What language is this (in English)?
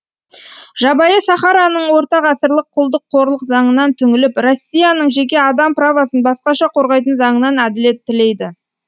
Kazakh